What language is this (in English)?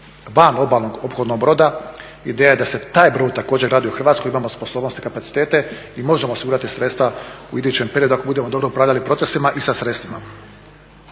Croatian